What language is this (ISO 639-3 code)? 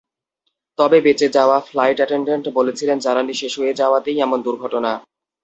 ben